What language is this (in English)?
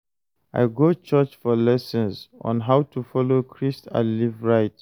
Nigerian Pidgin